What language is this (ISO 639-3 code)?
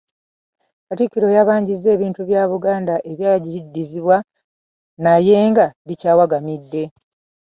lug